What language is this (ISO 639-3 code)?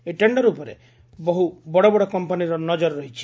ori